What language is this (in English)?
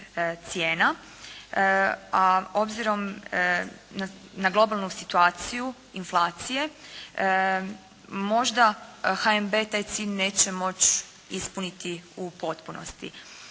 Croatian